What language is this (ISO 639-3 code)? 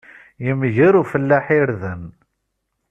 kab